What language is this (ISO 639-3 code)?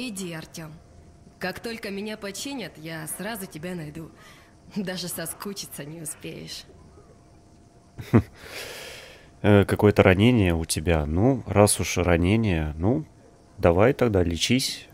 rus